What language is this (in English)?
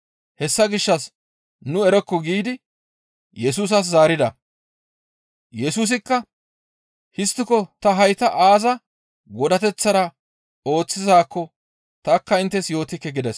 Gamo